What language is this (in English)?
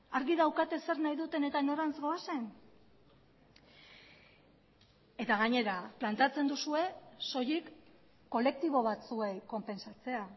Basque